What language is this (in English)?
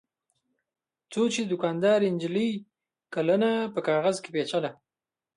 Pashto